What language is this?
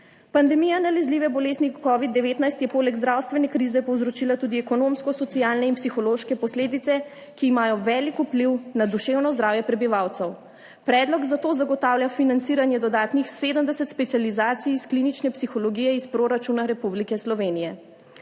Slovenian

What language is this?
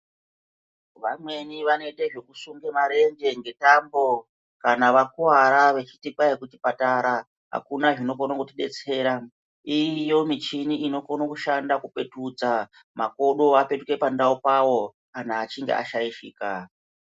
Ndau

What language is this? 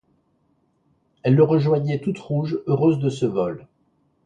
French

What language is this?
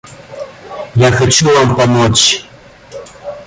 Russian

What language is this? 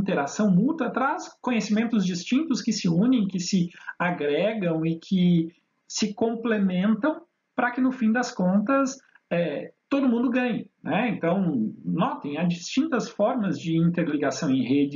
Portuguese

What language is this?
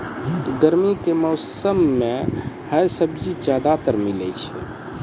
Maithili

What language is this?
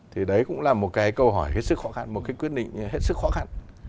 Vietnamese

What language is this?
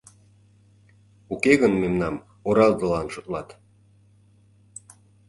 Mari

